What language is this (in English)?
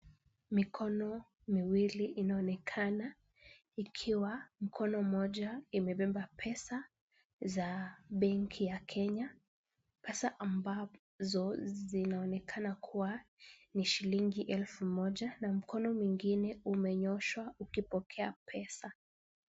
Swahili